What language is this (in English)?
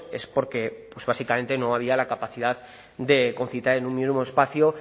Spanish